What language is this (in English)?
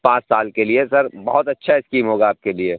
Urdu